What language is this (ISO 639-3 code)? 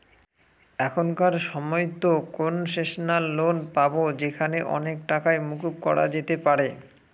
ben